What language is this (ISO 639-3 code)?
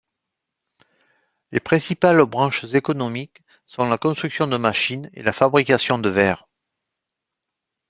fra